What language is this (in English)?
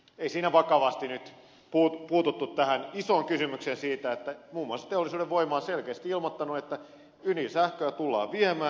Finnish